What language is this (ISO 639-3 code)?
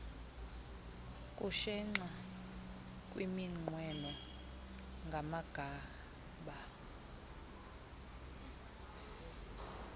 xho